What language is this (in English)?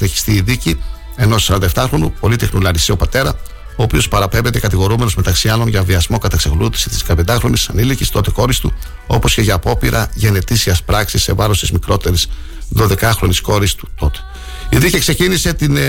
Greek